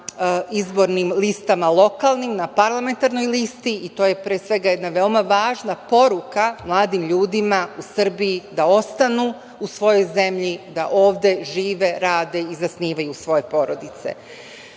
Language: Serbian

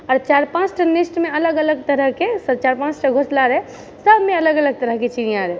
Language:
Maithili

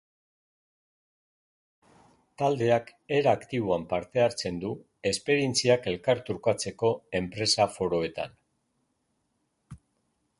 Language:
Basque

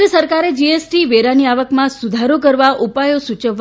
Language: Gujarati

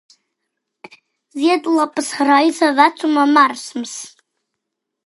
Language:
Latvian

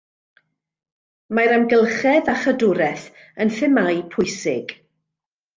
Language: Welsh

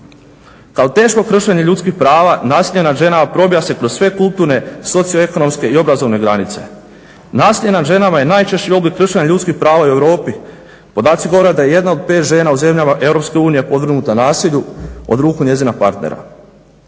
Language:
Croatian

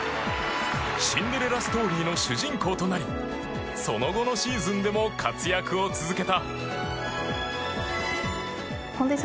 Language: Japanese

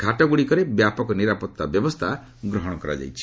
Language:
Odia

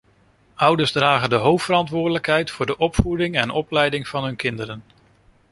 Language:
Dutch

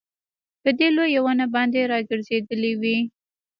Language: Pashto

